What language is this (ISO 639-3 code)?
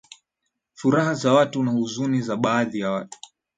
swa